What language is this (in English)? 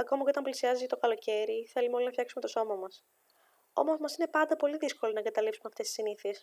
Greek